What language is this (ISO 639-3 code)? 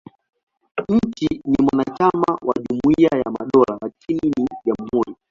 swa